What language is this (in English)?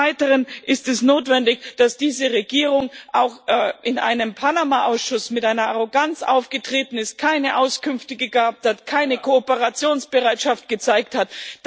German